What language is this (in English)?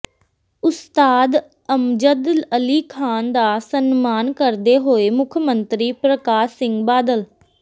Punjabi